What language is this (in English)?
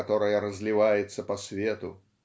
Russian